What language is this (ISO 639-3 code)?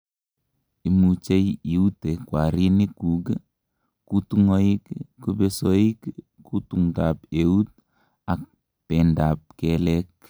kln